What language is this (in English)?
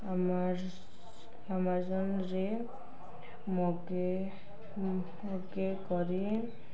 Odia